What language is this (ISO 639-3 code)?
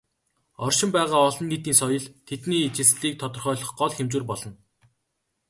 mon